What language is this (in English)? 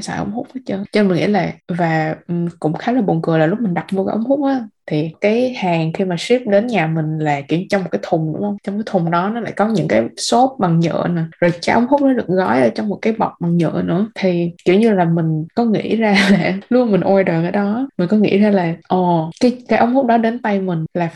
Vietnamese